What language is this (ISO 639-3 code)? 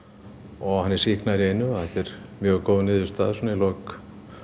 isl